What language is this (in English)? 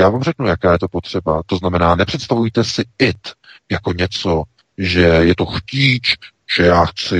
Czech